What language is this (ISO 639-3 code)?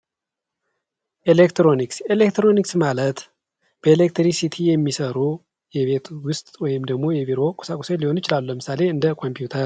amh